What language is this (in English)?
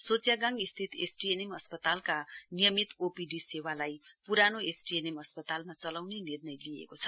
Nepali